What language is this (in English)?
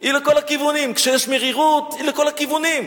Hebrew